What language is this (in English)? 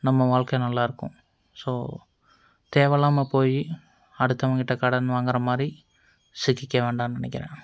Tamil